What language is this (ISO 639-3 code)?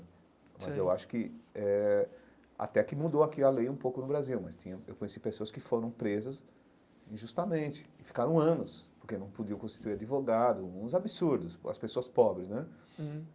por